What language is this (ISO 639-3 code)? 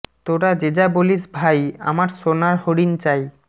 ben